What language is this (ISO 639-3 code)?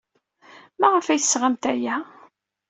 kab